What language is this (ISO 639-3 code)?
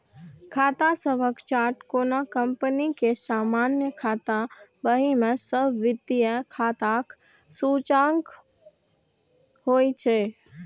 mai